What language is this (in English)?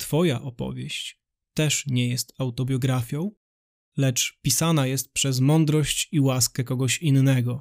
Polish